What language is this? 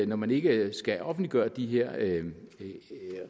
Danish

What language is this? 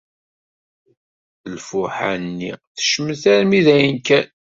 Kabyle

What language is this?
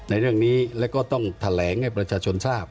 Thai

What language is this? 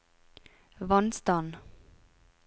Norwegian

